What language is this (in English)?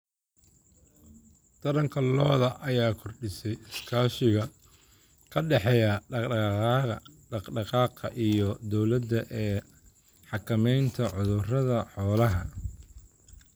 Somali